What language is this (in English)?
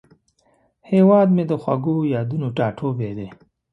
Pashto